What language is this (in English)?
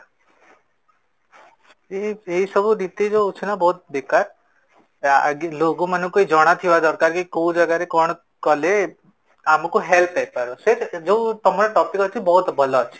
Odia